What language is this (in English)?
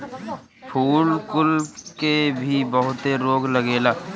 Bhojpuri